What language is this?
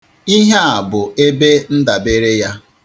Igbo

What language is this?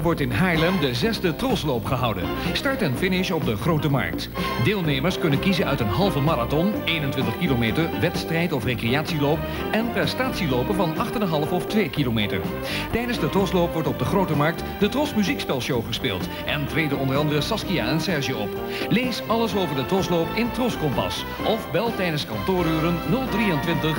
Dutch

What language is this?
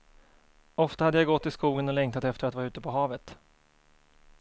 Swedish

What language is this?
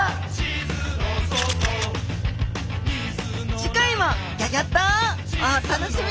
Japanese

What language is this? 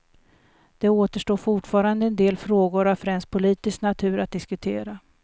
Swedish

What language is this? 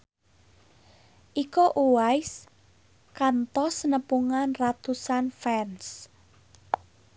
Sundanese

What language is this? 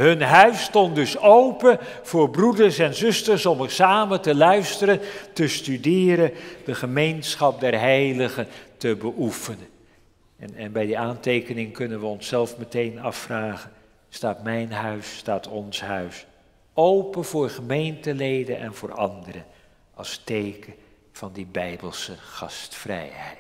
Dutch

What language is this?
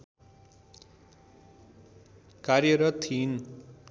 Nepali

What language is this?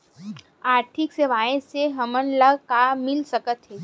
Chhattisgarhi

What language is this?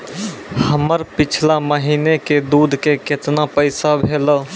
Maithili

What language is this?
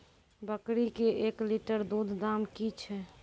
Maithili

